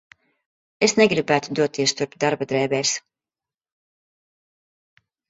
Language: Latvian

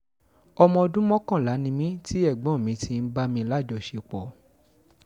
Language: Yoruba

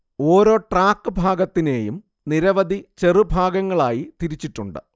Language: Malayalam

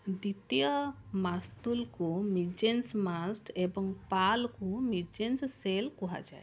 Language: Odia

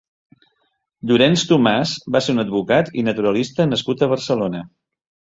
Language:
Catalan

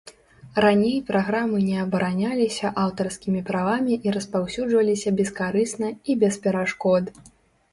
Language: Belarusian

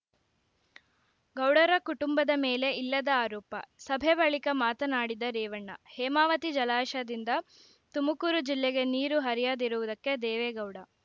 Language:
Kannada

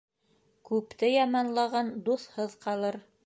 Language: Bashkir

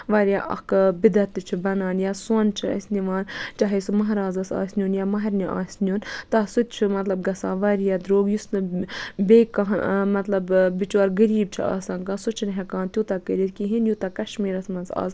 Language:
Kashmiri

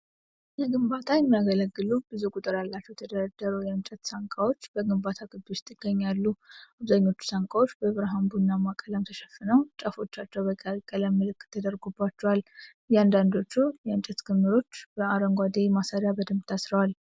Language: Amharic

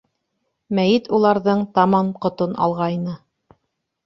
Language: Bashkir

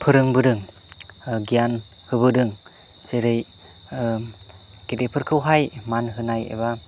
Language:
Bodo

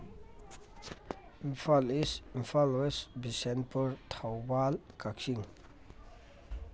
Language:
Manipuri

